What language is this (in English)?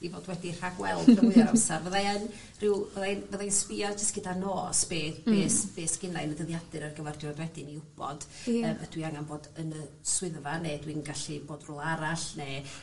Welsh